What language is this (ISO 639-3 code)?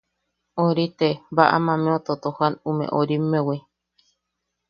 yaq